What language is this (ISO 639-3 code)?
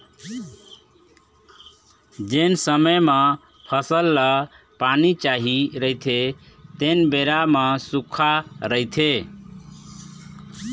hne